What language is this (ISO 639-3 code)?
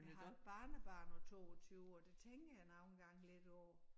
dan